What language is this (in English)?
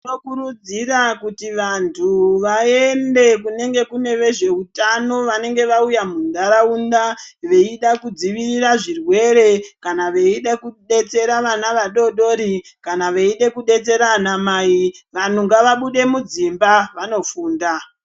Ndau